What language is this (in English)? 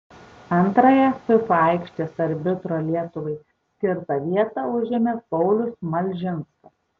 Lithuanian